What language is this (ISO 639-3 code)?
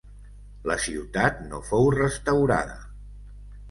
cat